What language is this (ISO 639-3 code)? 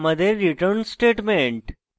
ben